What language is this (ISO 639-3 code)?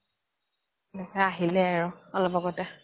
asm